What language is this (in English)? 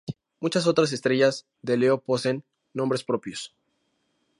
Spanish